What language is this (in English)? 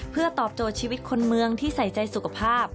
Thai